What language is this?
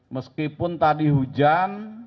Indonesian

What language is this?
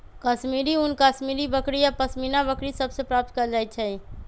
Magahi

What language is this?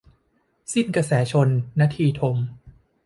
Thai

